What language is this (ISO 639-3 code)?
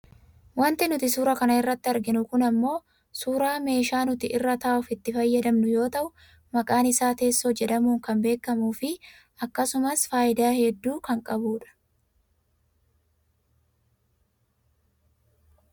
orm